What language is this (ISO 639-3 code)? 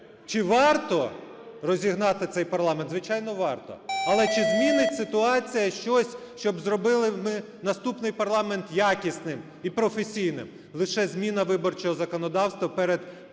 ukr